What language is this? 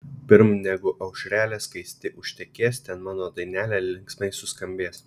Lithuanian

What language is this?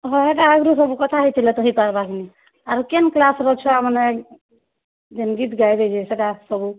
Odia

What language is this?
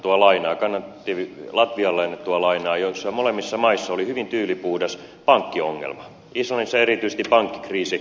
Finnish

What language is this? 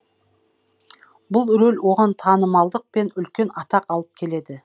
Kazakh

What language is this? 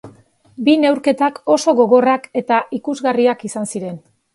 Basque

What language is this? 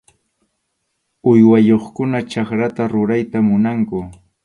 Arequipa-La Unión Quechua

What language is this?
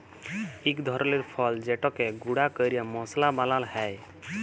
Bangla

